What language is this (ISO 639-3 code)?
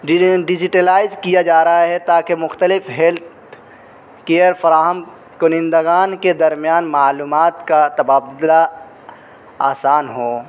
urd